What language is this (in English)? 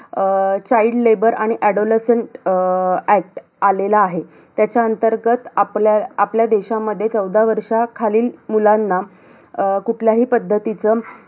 Marathi